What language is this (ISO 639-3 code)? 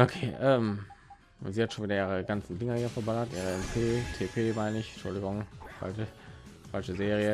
deu